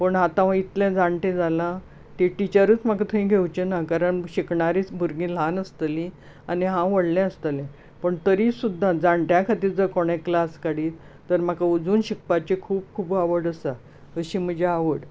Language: Konkani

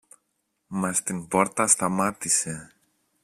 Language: Greek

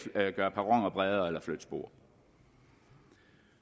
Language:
Danish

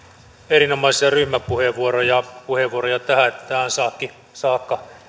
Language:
Finnish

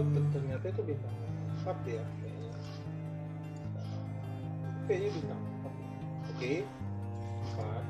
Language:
Indonesian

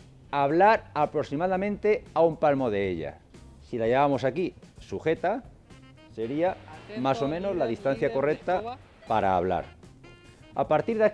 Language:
Spanish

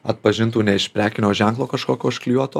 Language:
Lithuanian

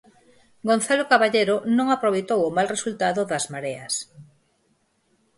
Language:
Galician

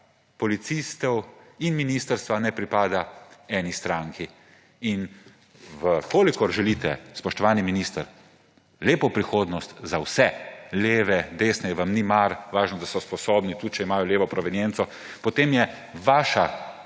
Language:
Slovenian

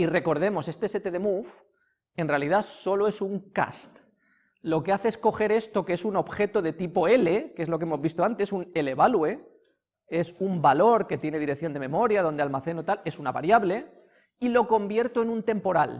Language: Spanish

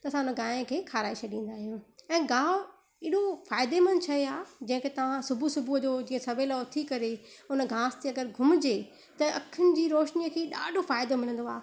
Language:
Sindhi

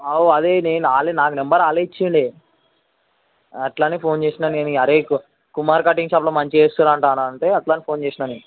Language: Telugu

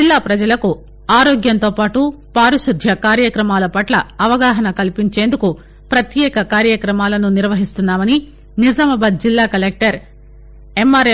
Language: Telugu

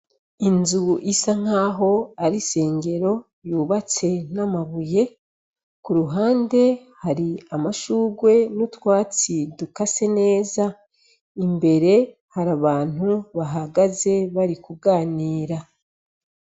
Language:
Rundi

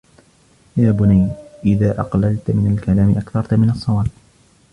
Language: Arabic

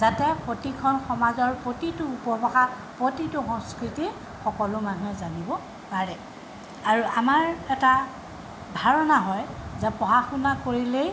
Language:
Assamese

